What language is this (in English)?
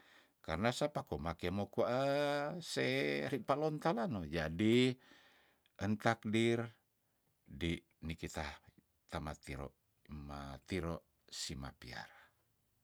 Tondano